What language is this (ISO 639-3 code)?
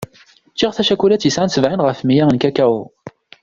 kab